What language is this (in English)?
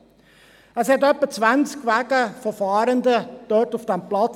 Swiss German